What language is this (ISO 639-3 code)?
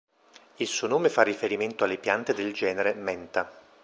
ita